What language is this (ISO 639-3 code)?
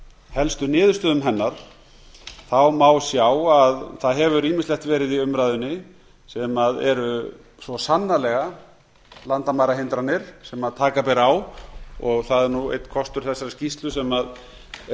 isl